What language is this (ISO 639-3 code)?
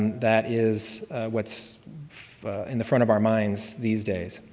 eng